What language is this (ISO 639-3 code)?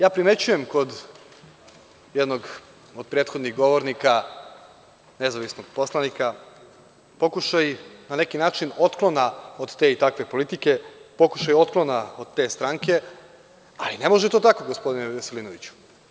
srp